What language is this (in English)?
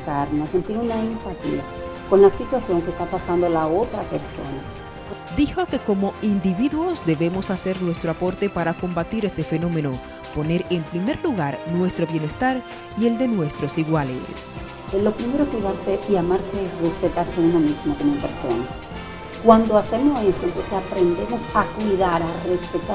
Spanish